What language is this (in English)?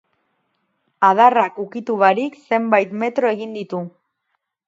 Basque